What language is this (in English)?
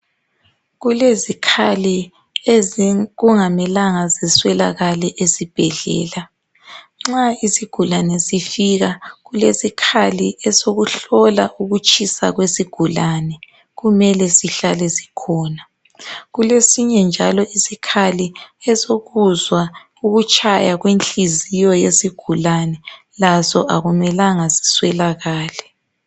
North Ndebele